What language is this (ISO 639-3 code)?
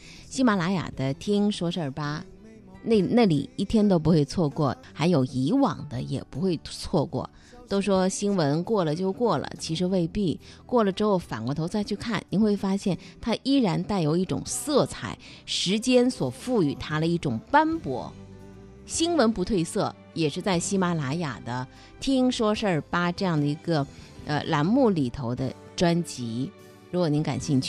zho